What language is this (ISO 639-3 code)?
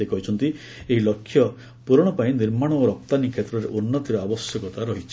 ori